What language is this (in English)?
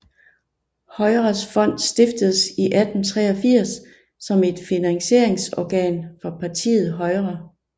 Danish